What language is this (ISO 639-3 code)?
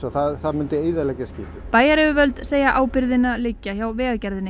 isl